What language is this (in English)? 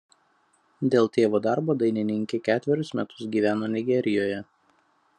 Lithuanian